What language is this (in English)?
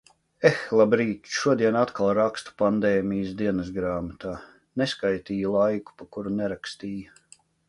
Latvian